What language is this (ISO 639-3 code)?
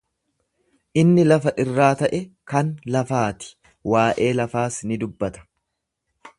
orm